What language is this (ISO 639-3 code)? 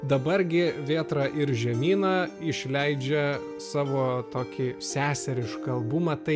lit